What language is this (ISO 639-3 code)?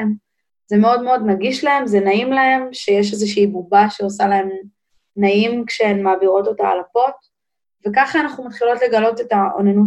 heb